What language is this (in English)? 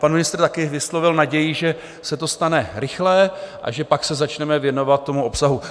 Czech